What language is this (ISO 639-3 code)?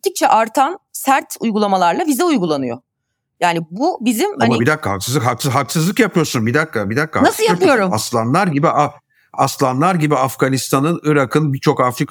tur